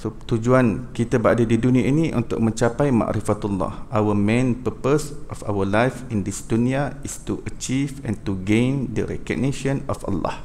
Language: Malay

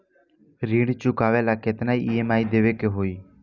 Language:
Bhojpuri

